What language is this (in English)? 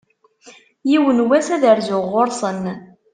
Kabyle